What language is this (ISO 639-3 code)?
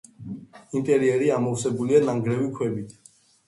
kat